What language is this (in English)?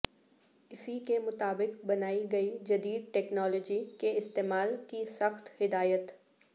Urdu